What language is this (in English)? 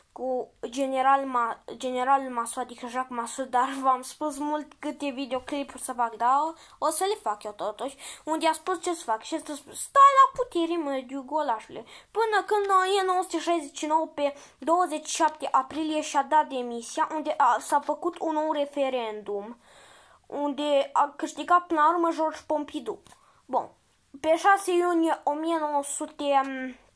Romanian